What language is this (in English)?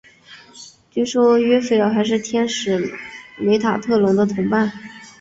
Chinese